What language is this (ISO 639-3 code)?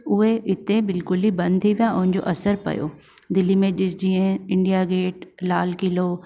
snd